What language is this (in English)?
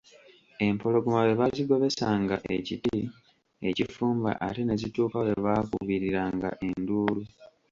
Ganda